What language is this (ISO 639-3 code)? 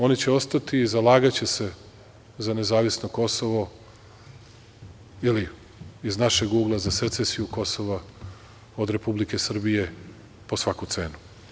srp